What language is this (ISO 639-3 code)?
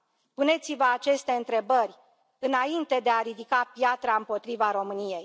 ron